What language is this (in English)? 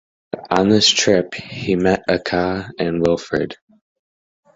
English